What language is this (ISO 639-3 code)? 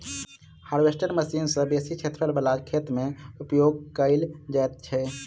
mai